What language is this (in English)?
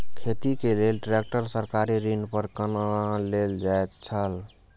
Maithili